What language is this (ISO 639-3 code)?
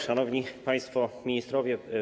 pol